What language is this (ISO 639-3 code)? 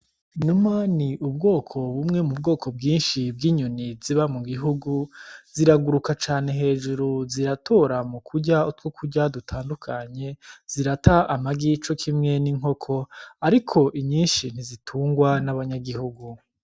run